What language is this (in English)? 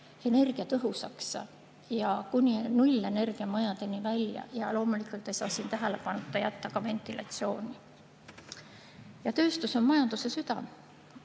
Estonian